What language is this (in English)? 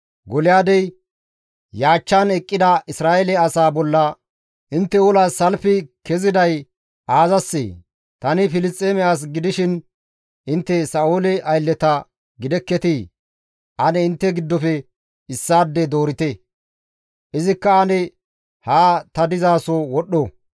Gamo